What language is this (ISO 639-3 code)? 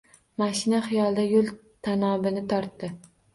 uzb